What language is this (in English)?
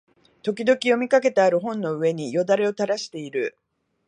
Japanese